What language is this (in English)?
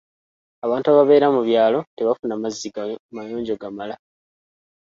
Ganda